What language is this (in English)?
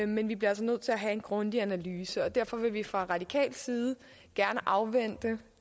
Danish